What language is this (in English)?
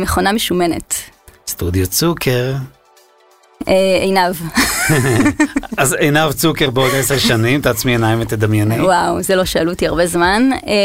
Hebrew